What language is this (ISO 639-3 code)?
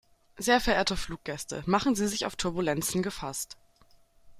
deu